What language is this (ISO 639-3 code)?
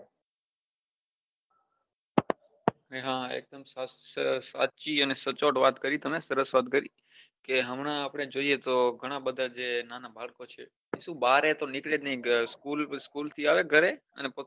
guj